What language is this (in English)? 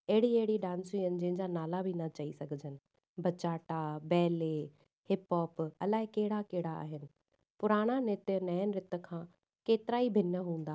Sindhi